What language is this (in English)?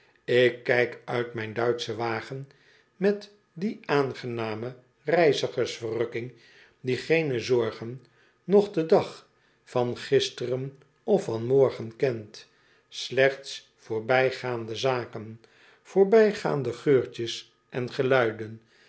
Dutch